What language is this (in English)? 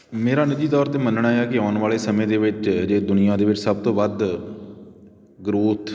Punjabi